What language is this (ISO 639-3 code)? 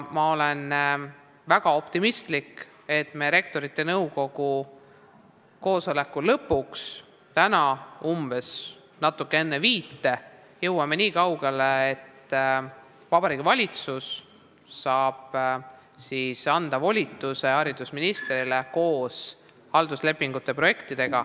est